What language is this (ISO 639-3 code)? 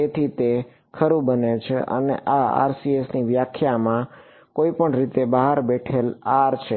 guj